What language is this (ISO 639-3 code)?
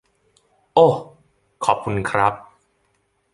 tha